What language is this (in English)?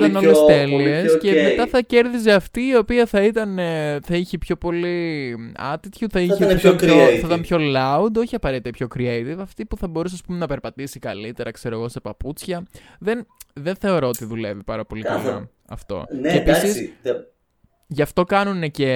Greek